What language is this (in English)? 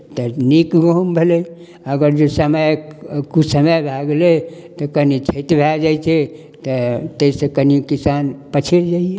Maithili